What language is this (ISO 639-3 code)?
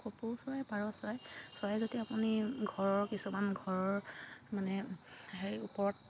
asm